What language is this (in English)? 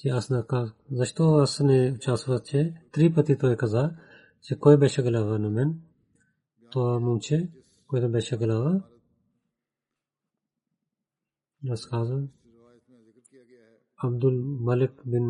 Bulgarian